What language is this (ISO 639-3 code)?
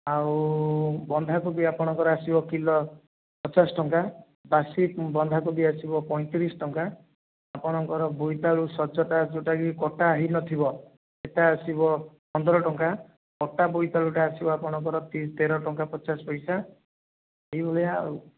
ori